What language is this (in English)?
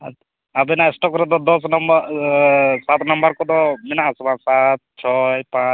Santali